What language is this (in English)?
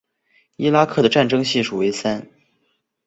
Chinese